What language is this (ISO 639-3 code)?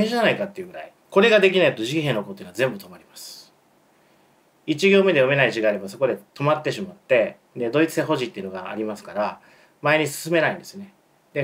jpn